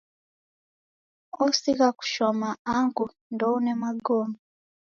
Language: Taita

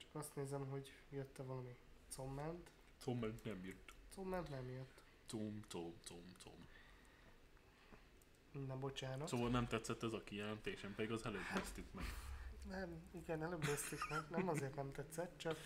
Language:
Hungarian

